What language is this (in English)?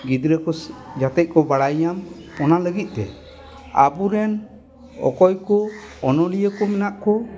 Santali